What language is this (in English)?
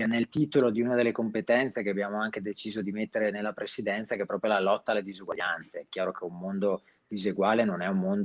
Italian